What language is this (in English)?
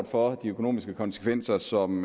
Danish